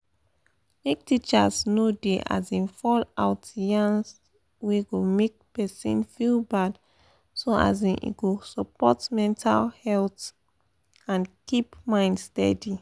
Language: Nigerian Pidgin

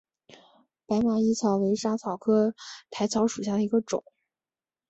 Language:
Chinese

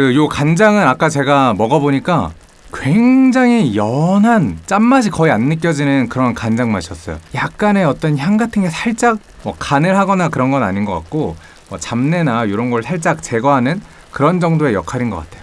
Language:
Korean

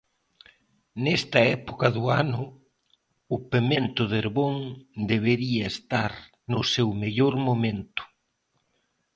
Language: Galician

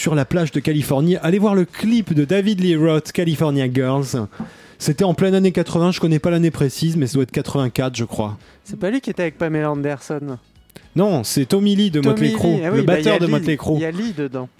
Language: French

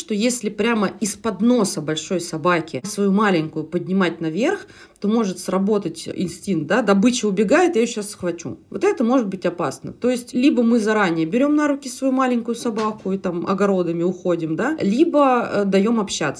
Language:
Russian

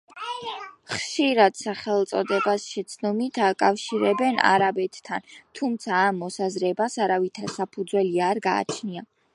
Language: Georgian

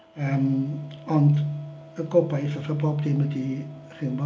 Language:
Welsh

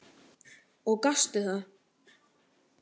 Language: Icelandic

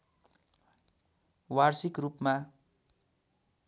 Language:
Nepali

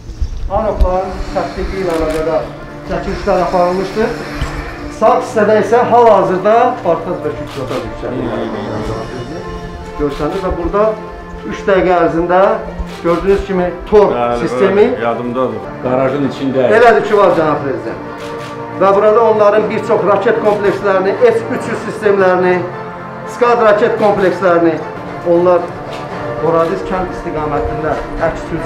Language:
Turkish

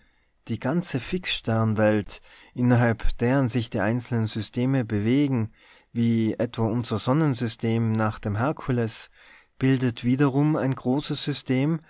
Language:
German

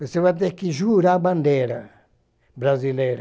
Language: Portuguese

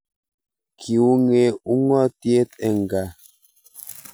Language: Kalenjin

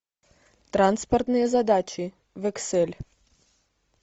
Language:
Russian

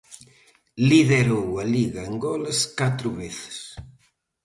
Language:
Galician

